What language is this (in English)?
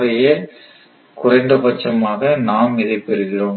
Tamil